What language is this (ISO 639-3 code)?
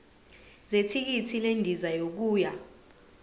zul